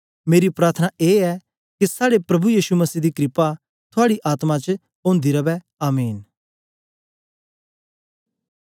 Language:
Dogri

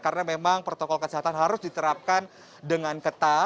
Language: Indonesian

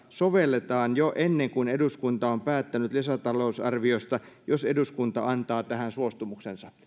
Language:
Finnish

